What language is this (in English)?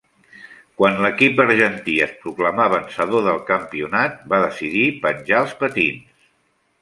Catalan